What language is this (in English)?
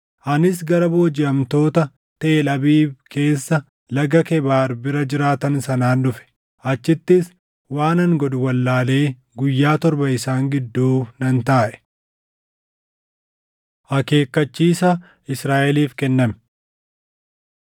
Oromo